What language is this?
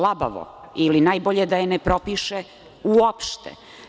Serbian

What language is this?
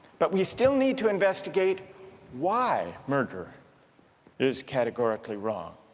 English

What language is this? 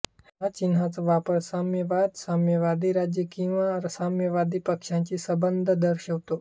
Marathi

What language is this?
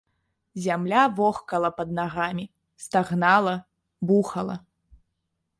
Belarusian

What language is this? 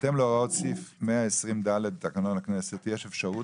Hebrew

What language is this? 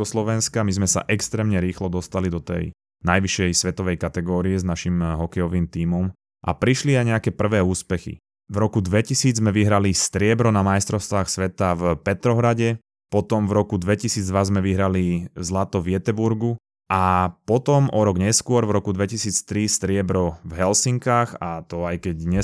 Slovak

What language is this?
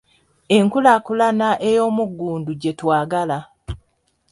Ganda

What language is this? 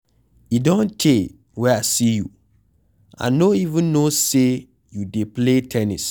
Nigerian Pidgin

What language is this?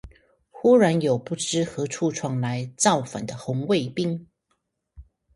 Chinese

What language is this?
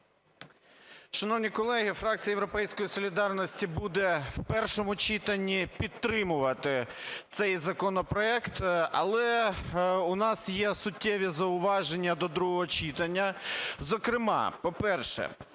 Ukrainian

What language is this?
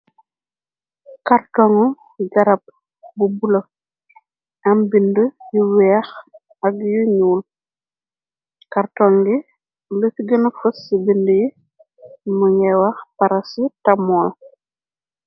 Wolof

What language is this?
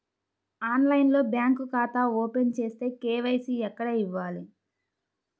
Telugu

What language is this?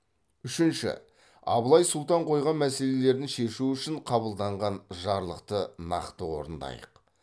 Kazakh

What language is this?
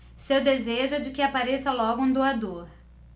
Portuguese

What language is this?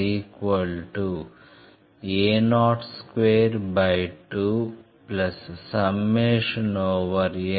Telugu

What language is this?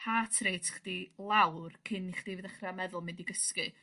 Welsh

